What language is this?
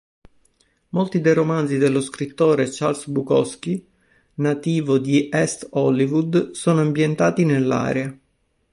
Italian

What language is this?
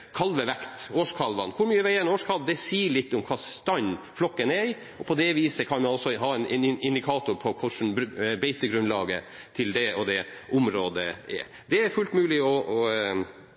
Norwegian Bokmål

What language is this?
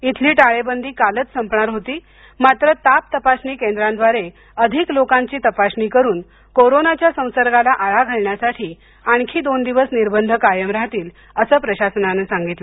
Marathi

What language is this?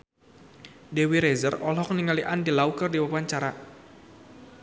Sundanese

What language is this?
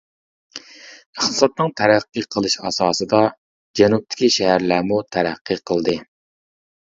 Uyghur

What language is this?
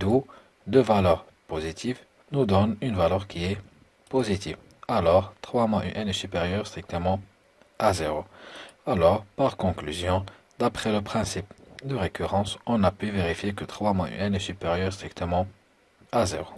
French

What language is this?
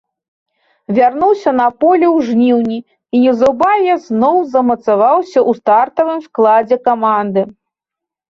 Belarusian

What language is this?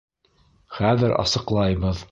Bashkir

